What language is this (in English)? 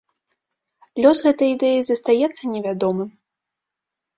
Belarusian